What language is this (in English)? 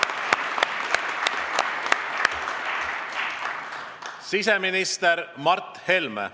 Estonian